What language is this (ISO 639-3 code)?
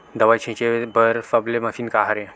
hne